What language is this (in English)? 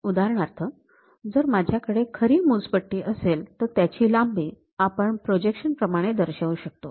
Marathi